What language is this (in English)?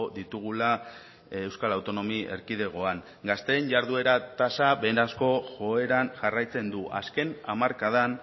Basque